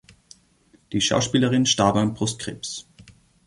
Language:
German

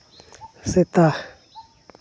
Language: Santali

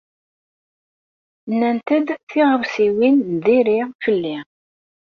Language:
Kabyle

